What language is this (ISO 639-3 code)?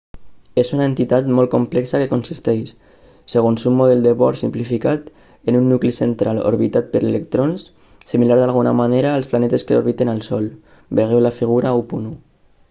cat